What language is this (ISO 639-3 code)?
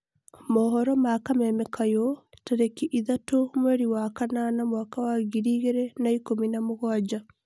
kik